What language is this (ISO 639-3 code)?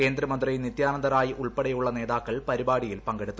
mal